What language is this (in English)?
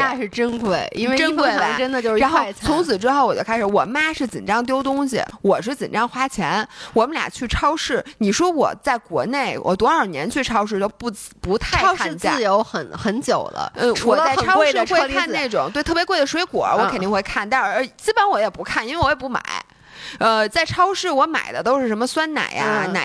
Chinese